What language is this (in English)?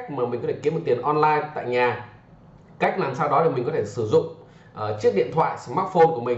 Vietnamese